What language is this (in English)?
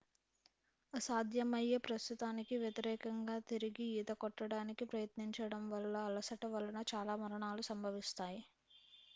Telugu